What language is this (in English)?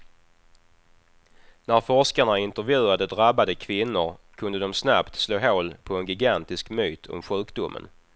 Swedish